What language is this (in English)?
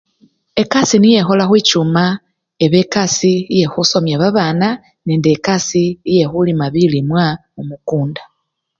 Luyia